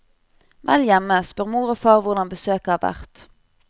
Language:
Norwegian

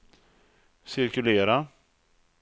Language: Swedish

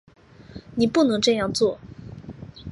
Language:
Chinese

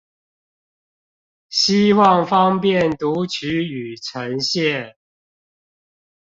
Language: Chinese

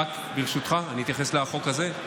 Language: Hebrew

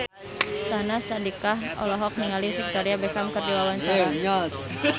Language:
Sundanese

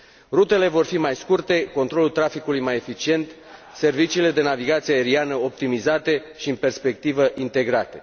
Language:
Romanian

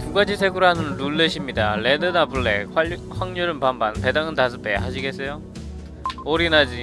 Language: Korean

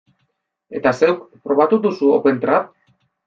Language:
Basque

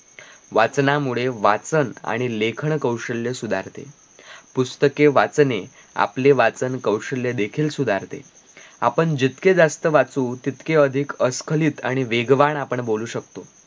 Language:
Marathi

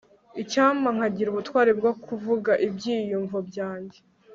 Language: Kinyarwanda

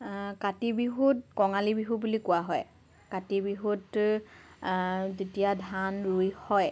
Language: Assamese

